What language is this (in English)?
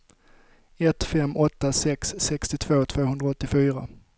Swedish